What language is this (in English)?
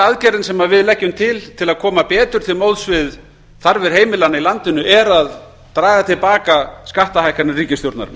Icelandic